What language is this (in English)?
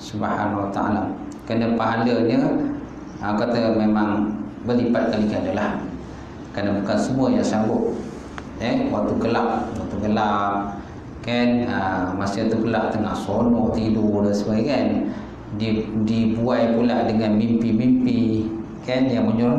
Malay